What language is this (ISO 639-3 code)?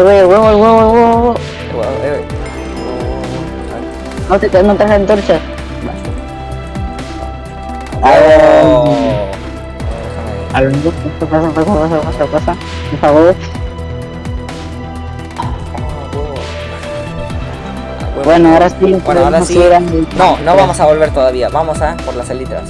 spa